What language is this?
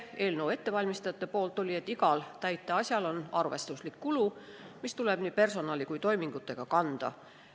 Estonian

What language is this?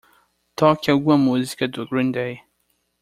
Portuguese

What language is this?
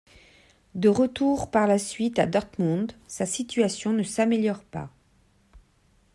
French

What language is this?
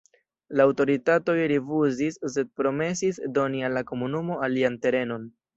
Esperanto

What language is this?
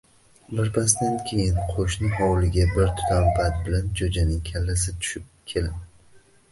Uzbek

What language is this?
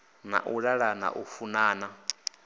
Venda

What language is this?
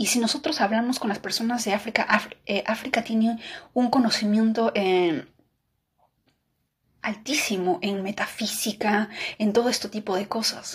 Spanish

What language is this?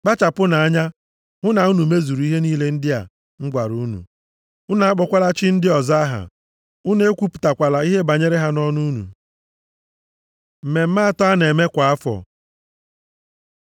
Igbo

